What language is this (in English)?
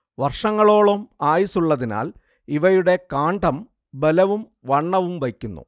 Malayalam